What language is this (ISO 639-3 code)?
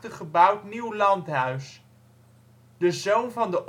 nld